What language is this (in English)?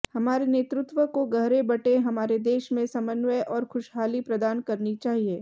Hindi